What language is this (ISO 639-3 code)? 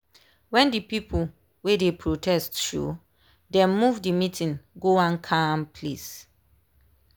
pcm